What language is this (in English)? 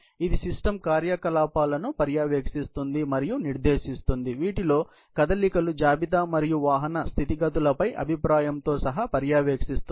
Telugu